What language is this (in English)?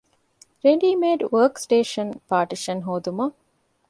Divehi